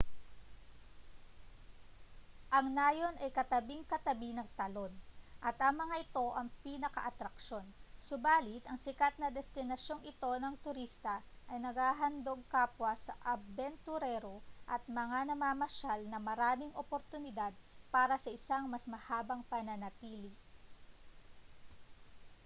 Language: Filipino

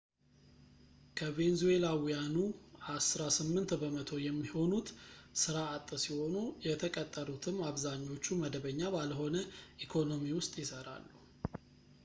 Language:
Amharic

